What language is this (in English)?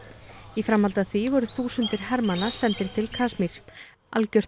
Icelandic